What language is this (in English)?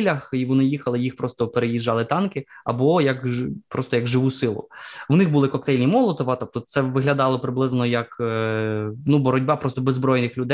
Ukrainian